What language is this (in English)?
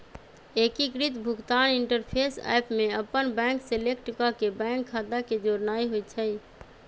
Magahi